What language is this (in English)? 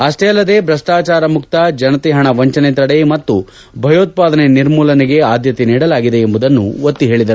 Kannada